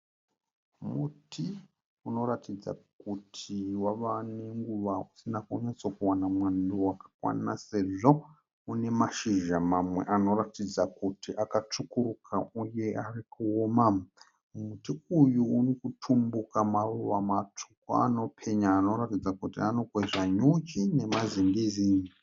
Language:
Shona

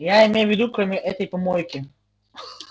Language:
Russian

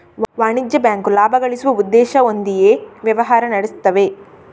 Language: Kannada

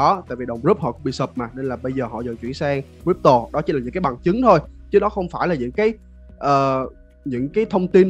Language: Vietnamese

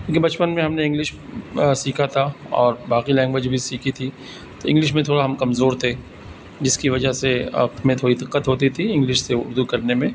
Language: Urdu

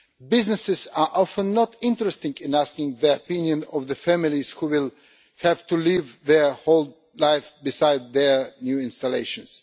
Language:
English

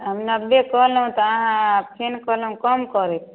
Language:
Maithili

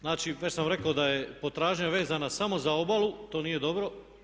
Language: Croatian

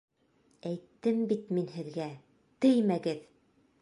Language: Bashkir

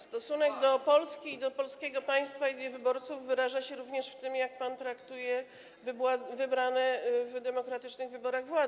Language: Polish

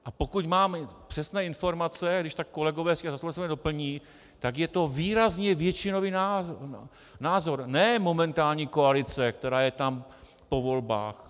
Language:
Czech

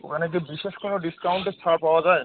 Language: Bangla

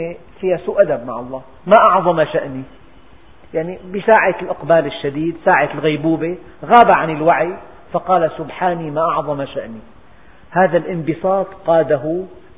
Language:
Arabic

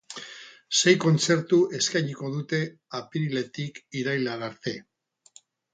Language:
Basque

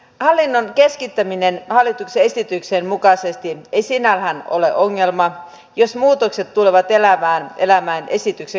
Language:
Finnish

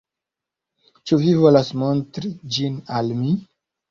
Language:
Esperanto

